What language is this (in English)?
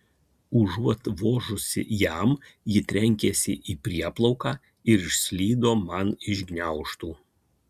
Lithuanian